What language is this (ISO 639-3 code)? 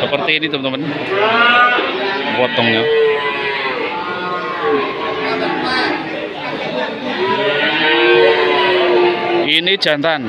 ind